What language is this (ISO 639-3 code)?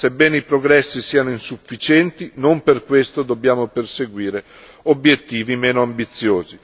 ita